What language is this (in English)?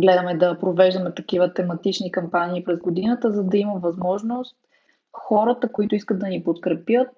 Bulgarian